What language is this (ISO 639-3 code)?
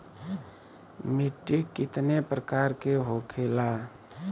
bho